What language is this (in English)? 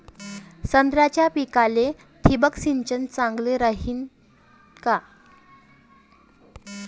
Marathi